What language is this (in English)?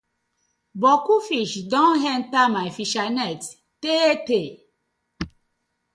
Nigerian Pidgin